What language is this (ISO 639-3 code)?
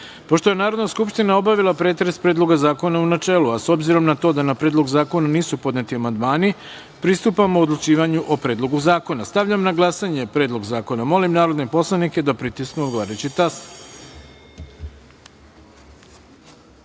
srp